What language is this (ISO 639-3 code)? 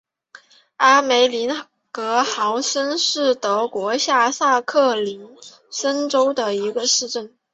zho